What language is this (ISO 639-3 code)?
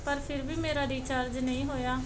pan